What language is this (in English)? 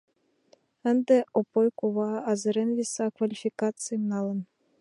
Mari